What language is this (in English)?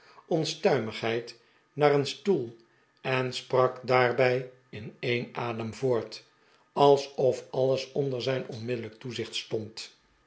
Dutch